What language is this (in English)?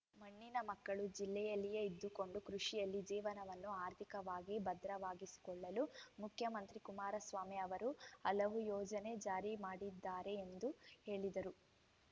Kannada